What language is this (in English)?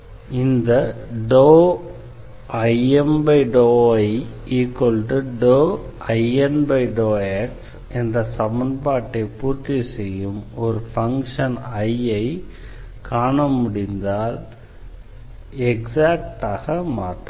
Tamil